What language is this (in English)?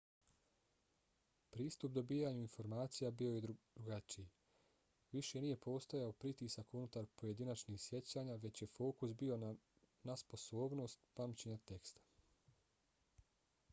Bosnian